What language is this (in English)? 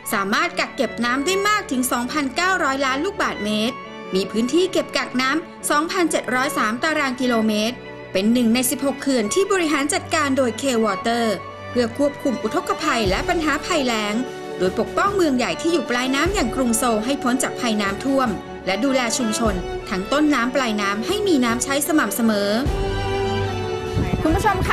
Thai